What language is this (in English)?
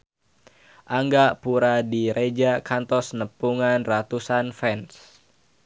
Sundanese